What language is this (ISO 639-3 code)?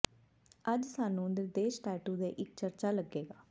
pan